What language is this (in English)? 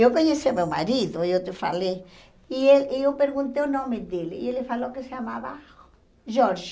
Portuguese